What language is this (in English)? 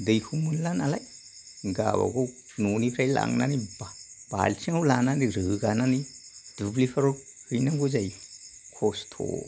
Bodo